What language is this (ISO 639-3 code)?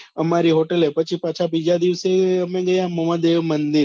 guj